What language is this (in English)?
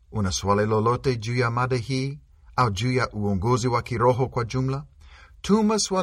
Swahili